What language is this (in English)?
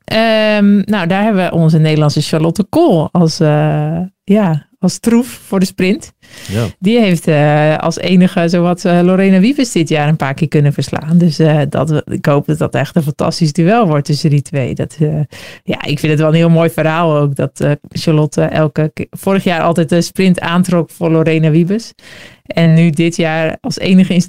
Dutch